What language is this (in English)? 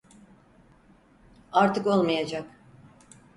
Turkish